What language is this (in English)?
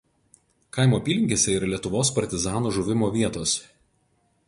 Lithuanian